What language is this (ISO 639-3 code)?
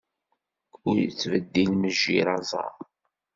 kab